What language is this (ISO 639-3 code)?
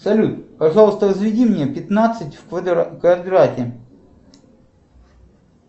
rus